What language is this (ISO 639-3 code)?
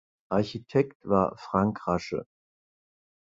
deu